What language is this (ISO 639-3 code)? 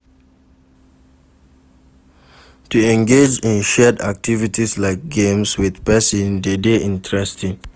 pcm